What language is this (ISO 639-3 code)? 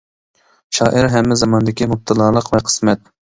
uig